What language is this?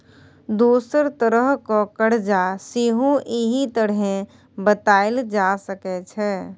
Maithili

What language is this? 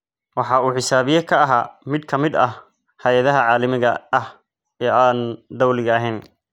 Somali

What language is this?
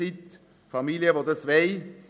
Swiss German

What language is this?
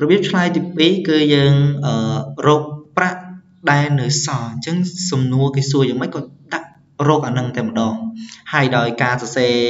Vietnamese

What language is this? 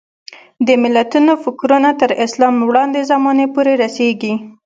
Pashto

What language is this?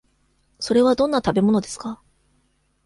Japanese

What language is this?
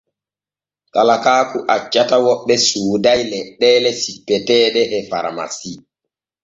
Borgu Fulfulde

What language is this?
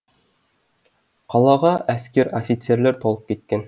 Kazakh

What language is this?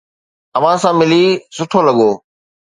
Sindhi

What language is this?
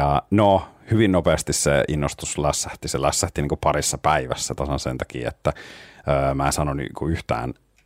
Finnish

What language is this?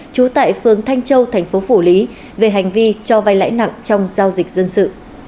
Vietnamese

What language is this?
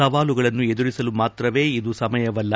Kannada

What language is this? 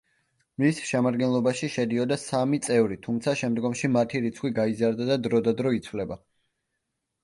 Georgian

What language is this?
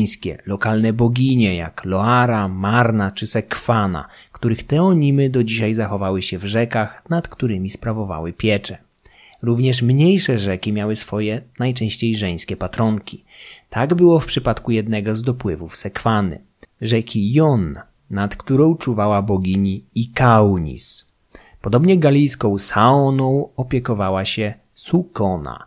Polish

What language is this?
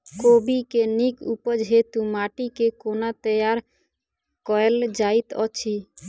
Maithili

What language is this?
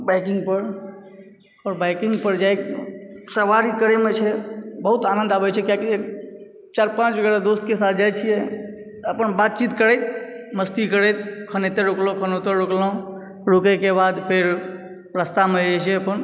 Maithili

